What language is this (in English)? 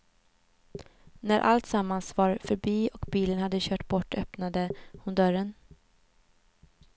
Swedish